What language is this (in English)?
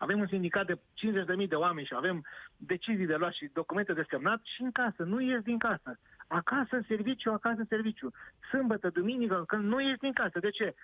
Romanian